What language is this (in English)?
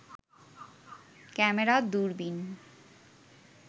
Bangla